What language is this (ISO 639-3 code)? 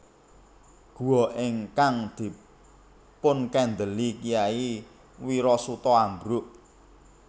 jav